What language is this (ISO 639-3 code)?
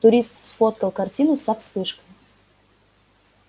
rus